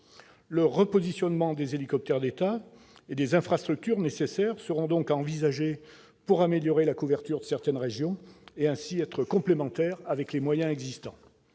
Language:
French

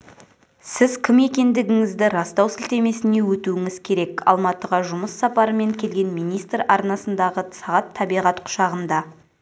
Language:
Kazakh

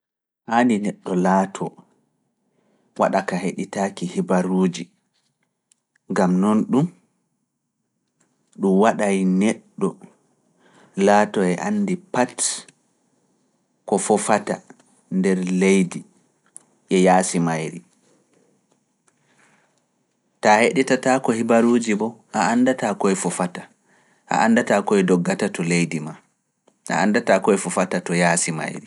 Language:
Fula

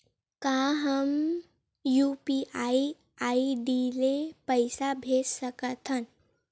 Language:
Chhattisgarhi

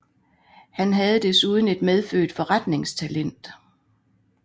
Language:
Danish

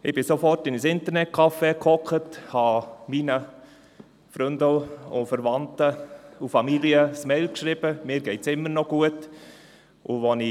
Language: Swiss German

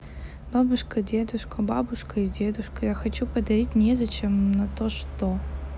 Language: Russian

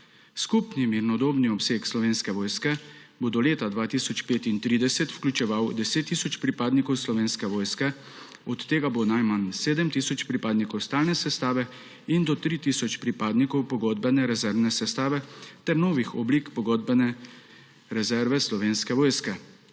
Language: Slovenian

